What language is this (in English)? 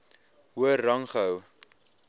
Afrikaans